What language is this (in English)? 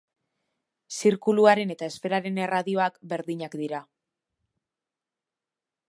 Basque